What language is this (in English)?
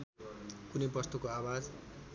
Nepali